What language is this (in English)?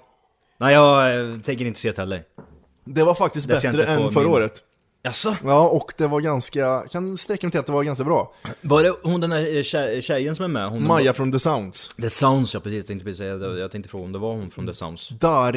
Swedish